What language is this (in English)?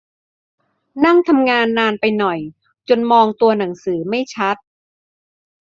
Thai